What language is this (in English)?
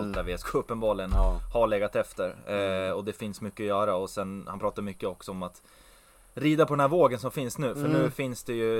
Swedish